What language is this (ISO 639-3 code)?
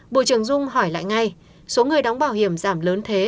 vie